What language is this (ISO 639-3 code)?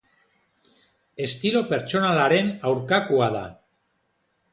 eus